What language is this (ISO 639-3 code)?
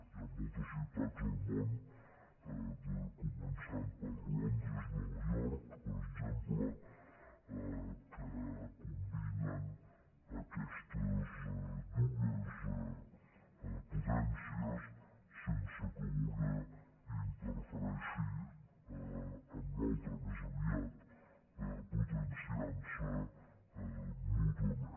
cat